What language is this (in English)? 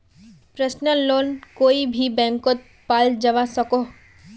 Magahi